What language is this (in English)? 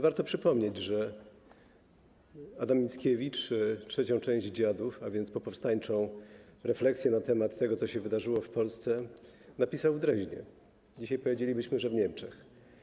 Polish